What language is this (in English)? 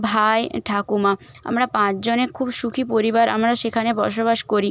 Bangla